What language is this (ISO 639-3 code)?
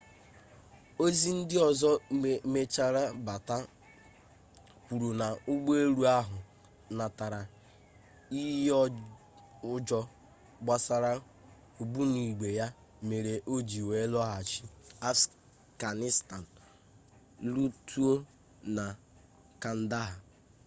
ibo